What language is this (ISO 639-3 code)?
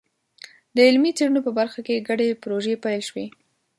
pus